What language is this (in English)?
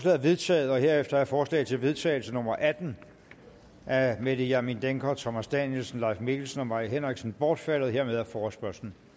Danish